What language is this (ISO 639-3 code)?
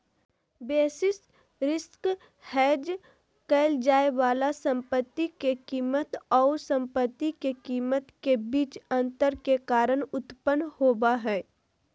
mag